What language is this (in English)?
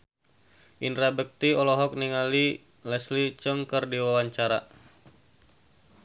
Sundanese